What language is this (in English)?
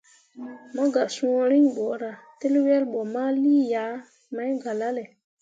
Mundang